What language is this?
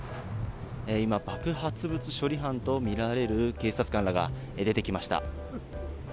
Japanese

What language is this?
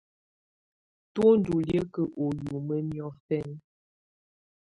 Tunen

